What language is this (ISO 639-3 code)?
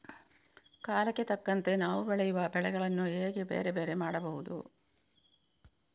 kan